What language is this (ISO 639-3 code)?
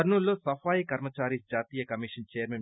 tel